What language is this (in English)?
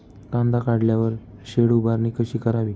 Marathi